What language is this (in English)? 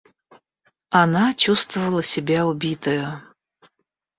Russian